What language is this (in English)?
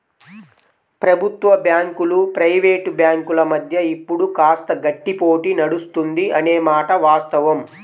Telugu